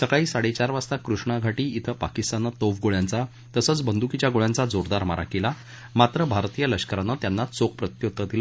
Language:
Marathi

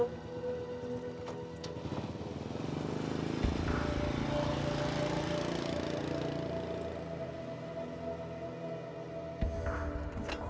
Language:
Indonesian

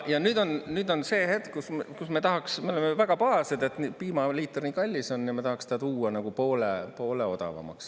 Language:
Estonian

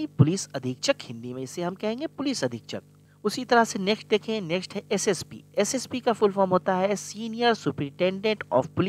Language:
Hindi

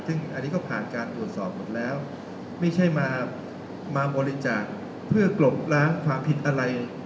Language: Thai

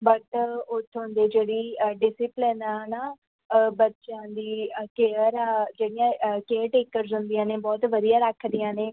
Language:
Punjabi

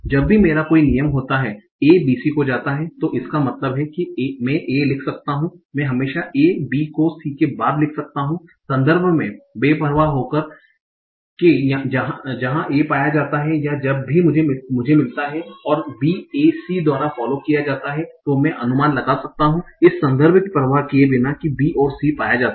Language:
Hindi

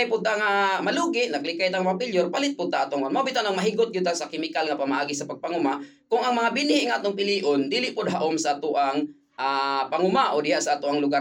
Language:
Filipino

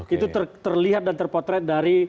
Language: Indonesian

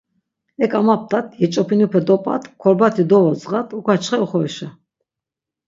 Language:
Laz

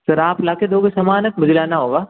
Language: Hindi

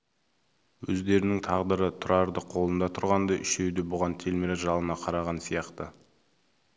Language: Kazakh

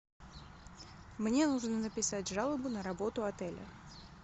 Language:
Russian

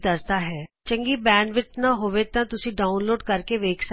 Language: Punjabi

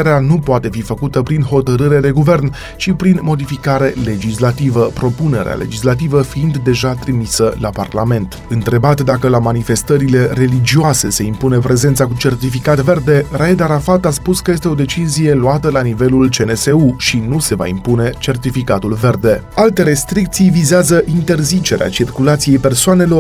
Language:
Romanian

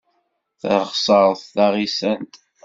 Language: Kabyle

